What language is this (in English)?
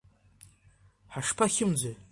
Abkhazian